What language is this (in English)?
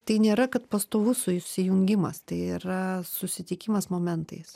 Lithuanian